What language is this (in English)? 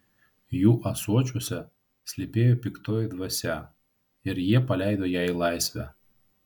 Lithuanian